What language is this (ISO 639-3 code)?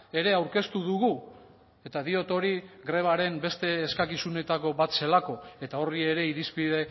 eus